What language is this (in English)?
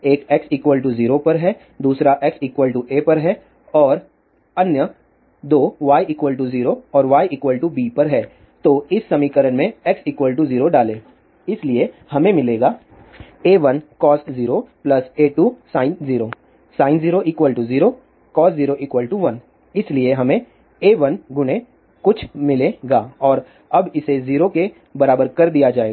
Hindi